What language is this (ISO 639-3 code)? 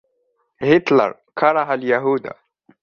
ara